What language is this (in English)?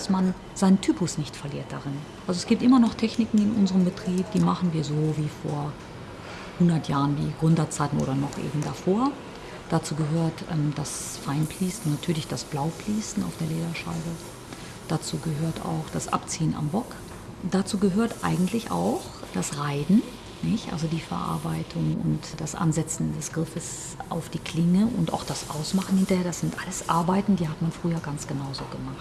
German